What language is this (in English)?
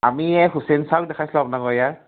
Assamese